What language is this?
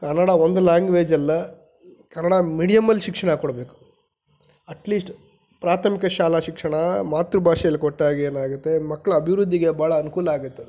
Kannada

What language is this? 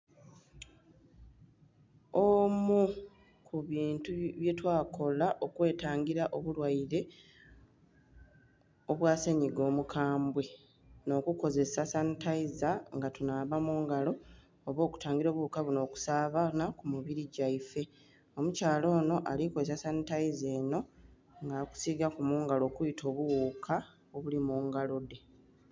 Soga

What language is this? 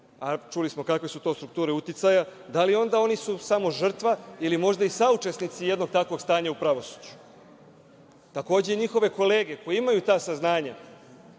Serbian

